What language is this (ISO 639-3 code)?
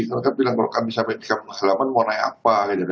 ind